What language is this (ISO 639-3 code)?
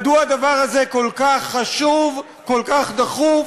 heb